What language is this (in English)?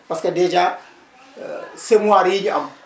Wolof